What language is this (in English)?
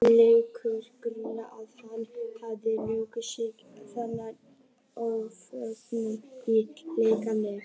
Icelandic